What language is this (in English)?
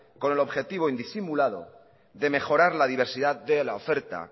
Spanish